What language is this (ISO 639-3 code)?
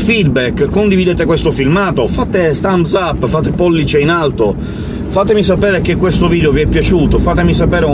ita